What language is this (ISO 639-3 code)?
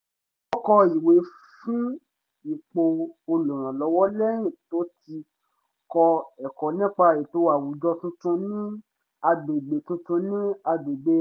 yor